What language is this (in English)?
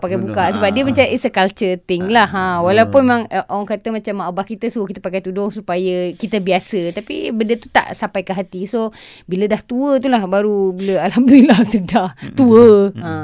Malay